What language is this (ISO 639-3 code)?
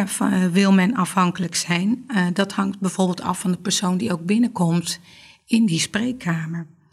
nld